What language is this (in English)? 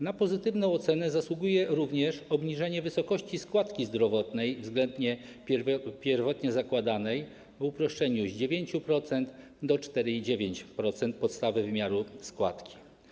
Polish